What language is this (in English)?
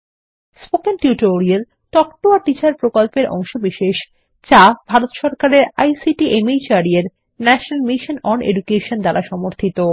Bangla